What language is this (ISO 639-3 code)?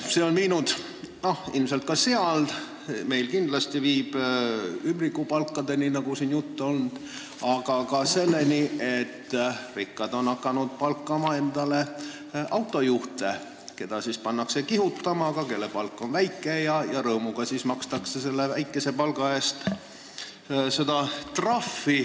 est